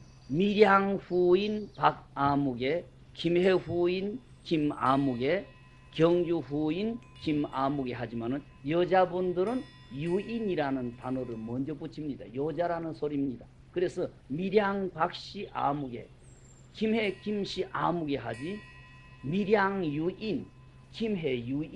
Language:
Korean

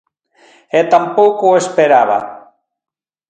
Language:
Galician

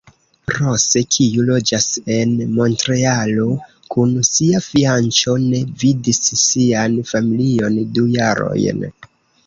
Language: Esperanto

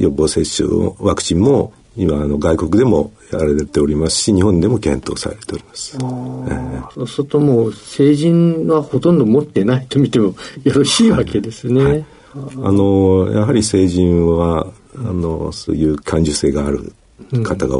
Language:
Japanese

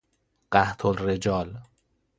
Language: Persian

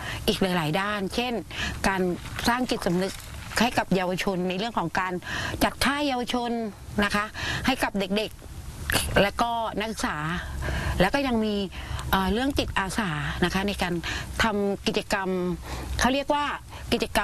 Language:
Thai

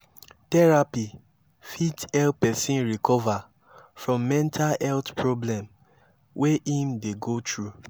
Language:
Nigerian Pidgin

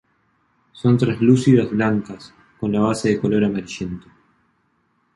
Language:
Spanish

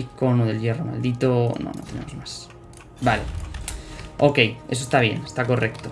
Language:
Spanish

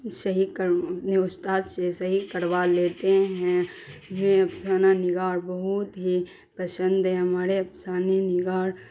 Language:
Urdu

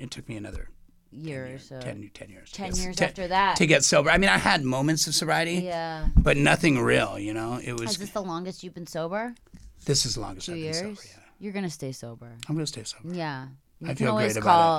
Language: English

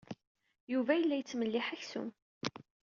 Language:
Kabyle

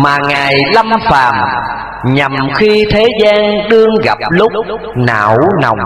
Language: Vietnamese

